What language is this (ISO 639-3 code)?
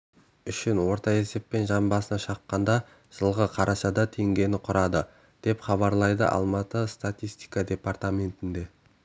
kaz